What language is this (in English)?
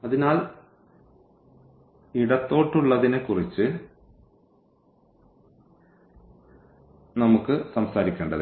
Malayalam